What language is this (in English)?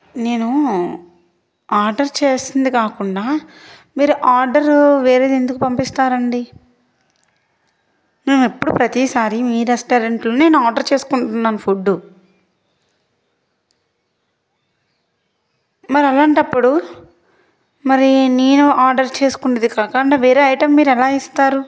Telugu